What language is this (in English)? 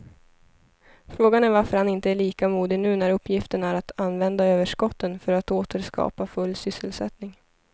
Swedish